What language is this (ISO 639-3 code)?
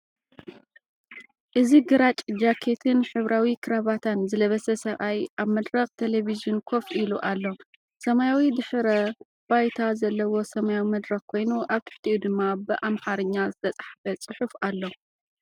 tir